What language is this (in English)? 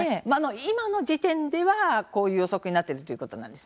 Japanese